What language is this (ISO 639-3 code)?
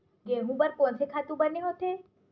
hne